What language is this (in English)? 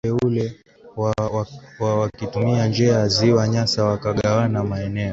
Swahili